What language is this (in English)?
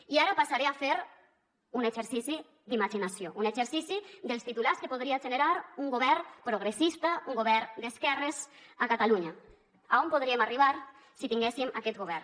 Catalan